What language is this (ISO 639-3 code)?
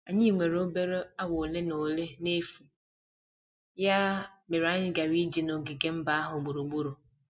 ibo